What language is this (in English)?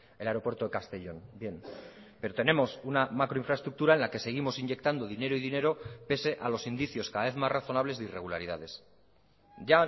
Spanish